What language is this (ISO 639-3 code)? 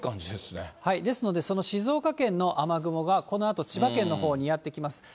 jpn